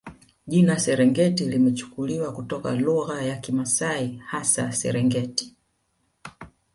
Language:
Swahili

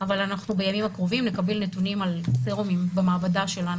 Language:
Hebrew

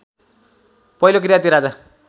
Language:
Nepali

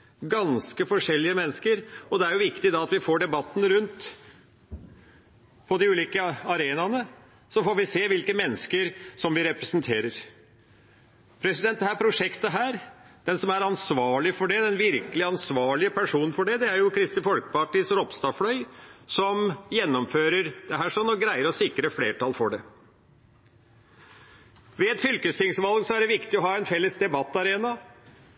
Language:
Norwegian Bokmål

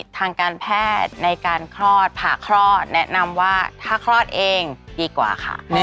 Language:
Thai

